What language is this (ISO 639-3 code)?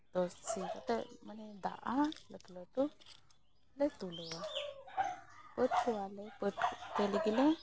sat